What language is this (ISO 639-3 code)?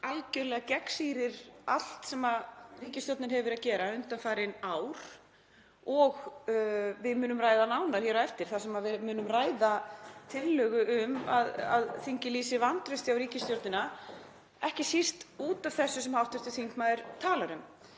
isl